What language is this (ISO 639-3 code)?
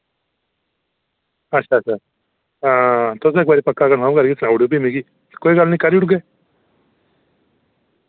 doi